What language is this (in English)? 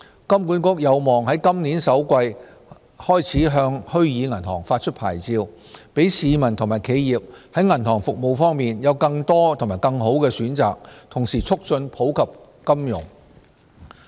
Cantonese